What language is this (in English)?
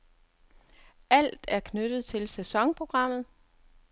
Danish